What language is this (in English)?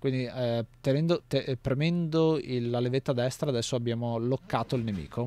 Italian